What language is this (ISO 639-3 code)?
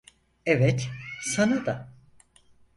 tur